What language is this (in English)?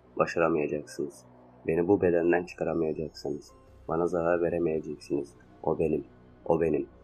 Turkish